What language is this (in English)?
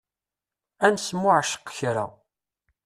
Kabyle